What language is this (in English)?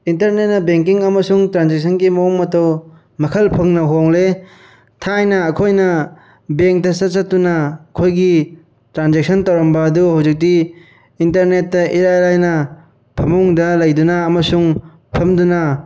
Manipuri